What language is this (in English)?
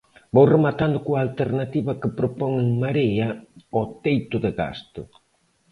Galician